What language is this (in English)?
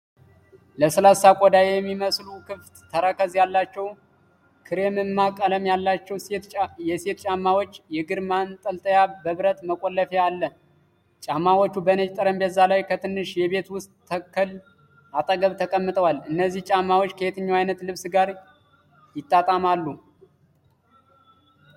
Amharic